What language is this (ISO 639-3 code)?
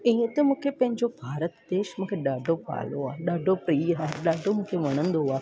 snd